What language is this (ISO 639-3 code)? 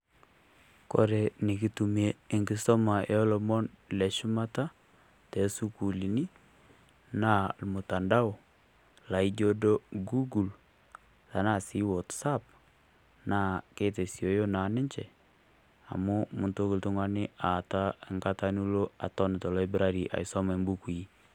mas